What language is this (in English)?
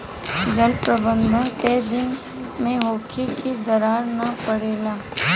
Bhojpuri